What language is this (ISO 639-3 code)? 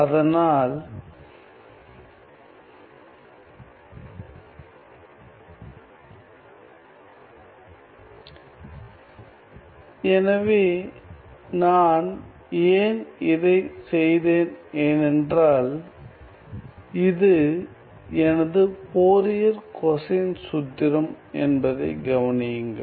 tam